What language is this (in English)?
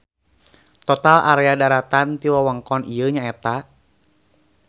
Sundanese